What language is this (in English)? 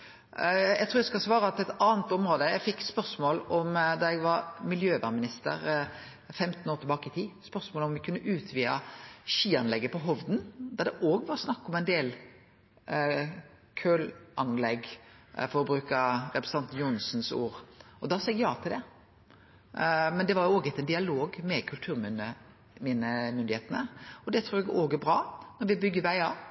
Norwegian Nynorsk